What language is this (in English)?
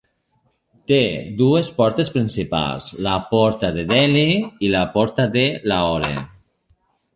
Catalan